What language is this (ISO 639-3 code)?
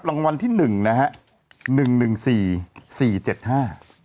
tha